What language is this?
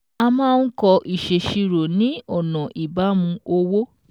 Yoruba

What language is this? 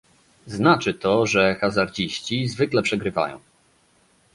Polish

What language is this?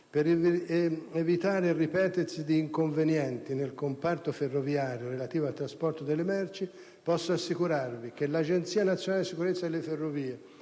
Italian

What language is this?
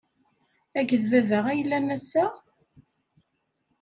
Kabyle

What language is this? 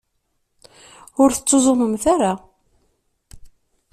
Kabyle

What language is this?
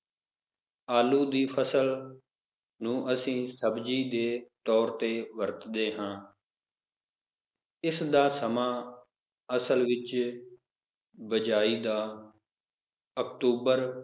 Punjabi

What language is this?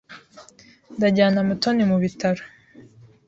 Kinyarwanda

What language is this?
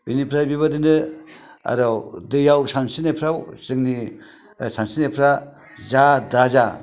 Bodo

